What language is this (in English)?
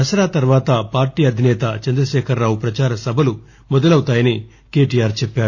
Telugu